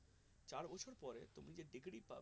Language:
Bangla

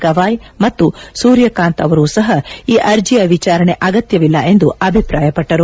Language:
Kannada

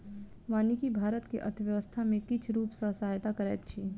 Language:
Maithili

